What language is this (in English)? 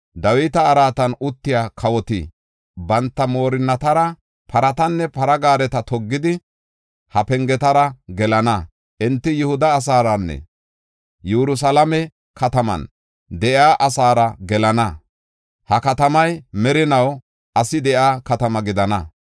Gofa